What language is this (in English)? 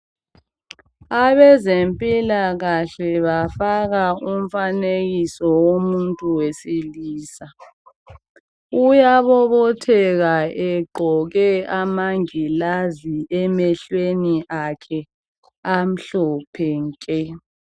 North Ndebele